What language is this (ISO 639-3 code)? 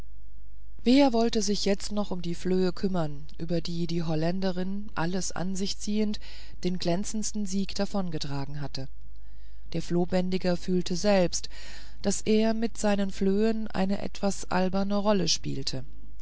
deu